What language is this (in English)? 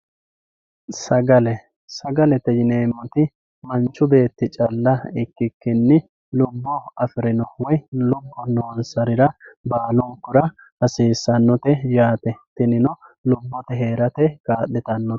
Sidamo